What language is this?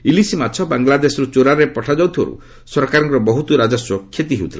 Odia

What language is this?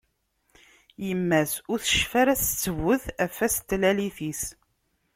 Kabyle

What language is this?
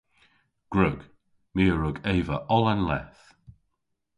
Cornish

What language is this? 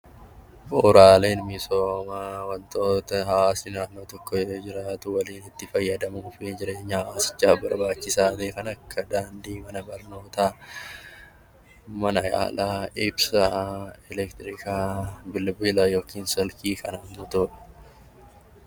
Oromo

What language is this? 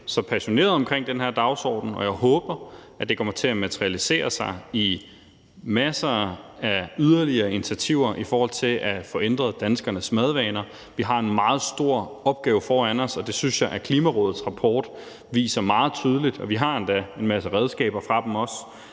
Danish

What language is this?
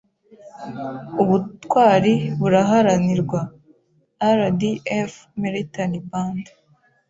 Kinyarwanda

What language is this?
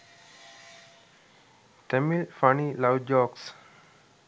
Sinhala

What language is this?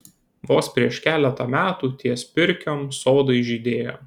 Lithuanian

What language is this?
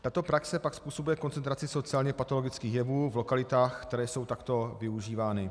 Czech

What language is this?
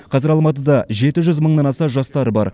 Kazakh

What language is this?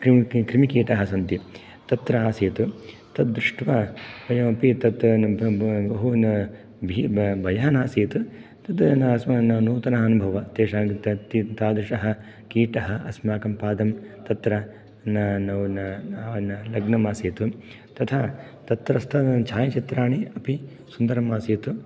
Sanskrit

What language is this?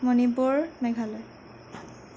Assamese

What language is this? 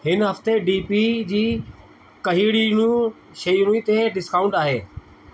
Sindhi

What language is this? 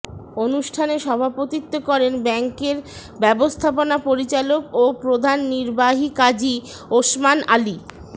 Bangla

